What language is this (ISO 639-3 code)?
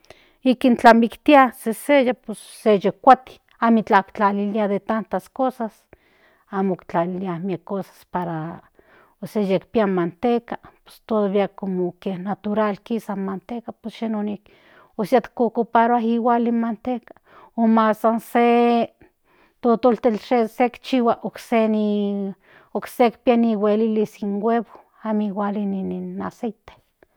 nhn